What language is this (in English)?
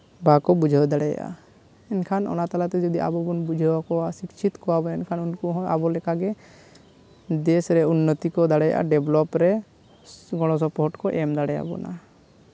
Santali